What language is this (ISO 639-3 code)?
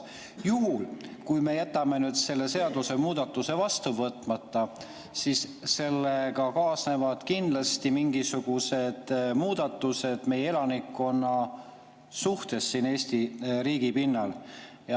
est